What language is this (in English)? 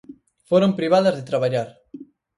Galician